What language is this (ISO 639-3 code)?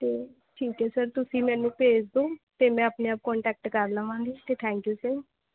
pan